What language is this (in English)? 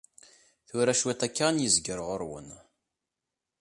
Kabyle